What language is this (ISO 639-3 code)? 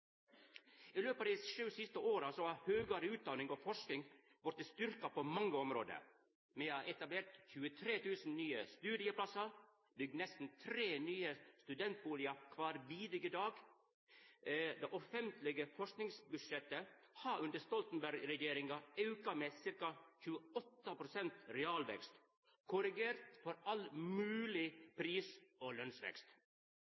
nno